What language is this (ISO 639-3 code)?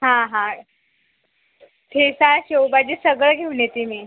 mar